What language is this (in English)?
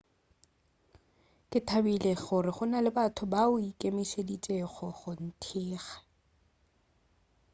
Northern Sotho